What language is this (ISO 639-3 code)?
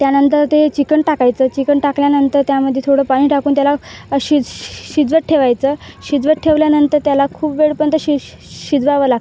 mar